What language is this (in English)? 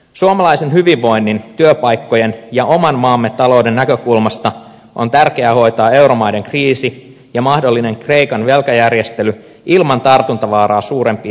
Finnish